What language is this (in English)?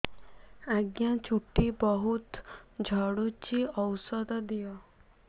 Odia